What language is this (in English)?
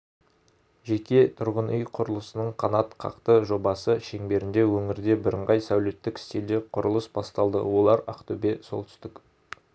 Kazakh